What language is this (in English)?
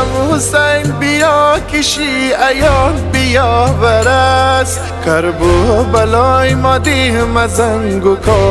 Persian